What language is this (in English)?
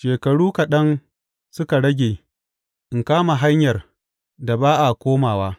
Hausa